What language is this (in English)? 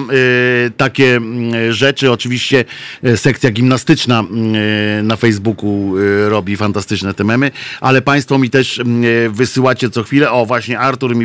Polish